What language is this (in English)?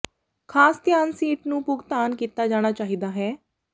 Punjabi